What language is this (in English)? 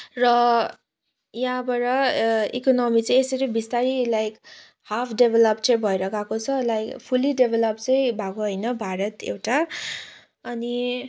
Nepali